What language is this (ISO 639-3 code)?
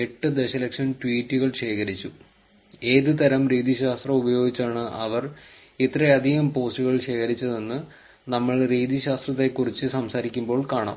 mal